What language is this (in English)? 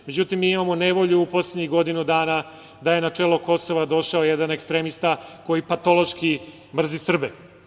Serbian